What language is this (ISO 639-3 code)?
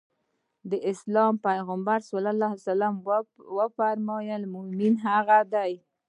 pus